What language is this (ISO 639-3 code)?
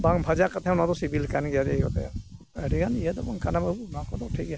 sat